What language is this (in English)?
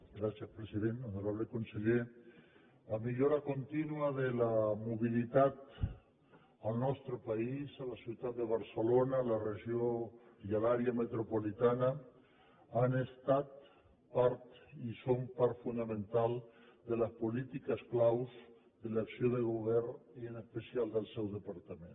Catalan